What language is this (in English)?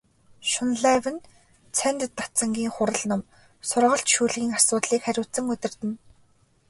Mongolian